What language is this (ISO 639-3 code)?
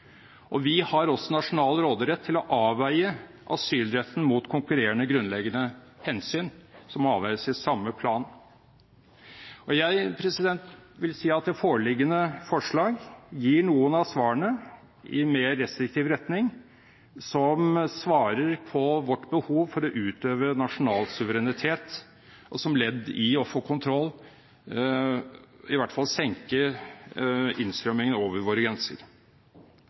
nob